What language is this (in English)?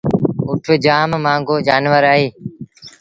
Sindhi Bhil